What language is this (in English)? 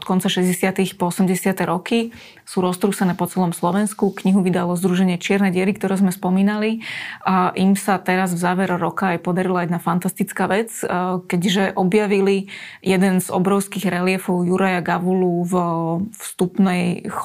Slovak